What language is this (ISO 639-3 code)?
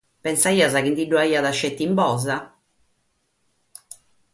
srd